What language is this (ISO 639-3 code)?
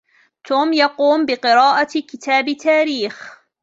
ara